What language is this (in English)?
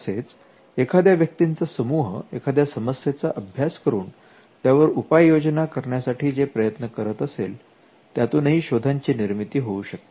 Marathi